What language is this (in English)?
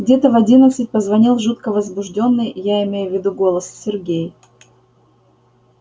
Russian